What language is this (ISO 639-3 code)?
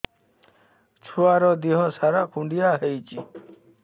ori